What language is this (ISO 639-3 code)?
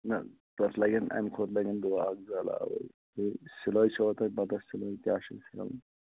kas